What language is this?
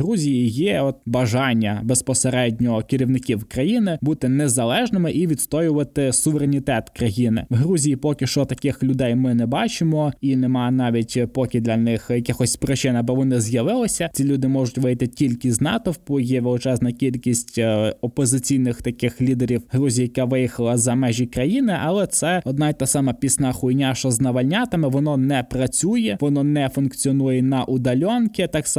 Ukrainian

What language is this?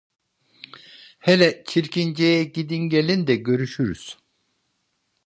Turkish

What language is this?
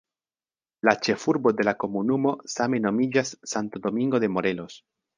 Esperanto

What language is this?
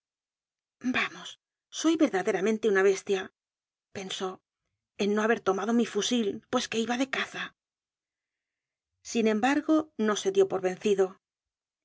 Spanish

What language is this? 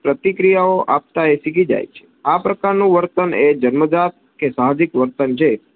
Gujarati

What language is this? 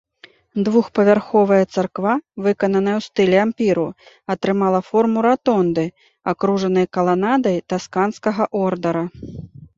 Belarusian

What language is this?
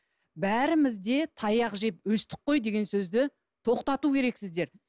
Kazakh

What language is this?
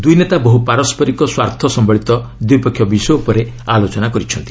Odia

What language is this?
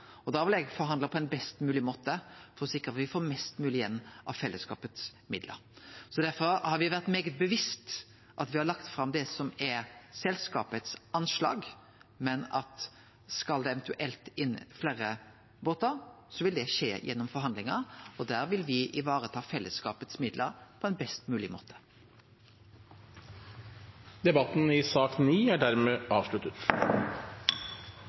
Norwegian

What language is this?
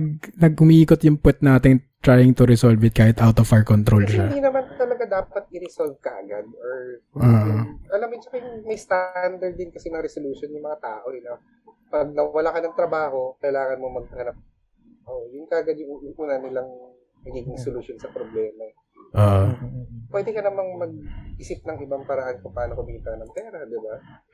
Filipino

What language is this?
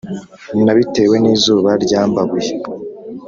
Kinyarwanda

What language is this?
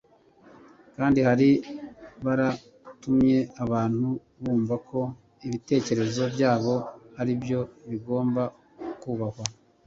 Kinyarwanda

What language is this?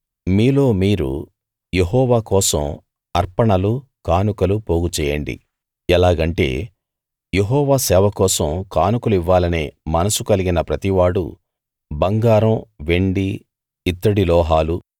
Telugu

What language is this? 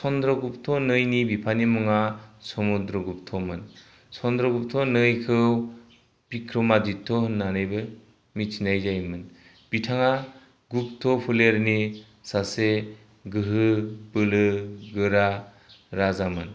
Bodo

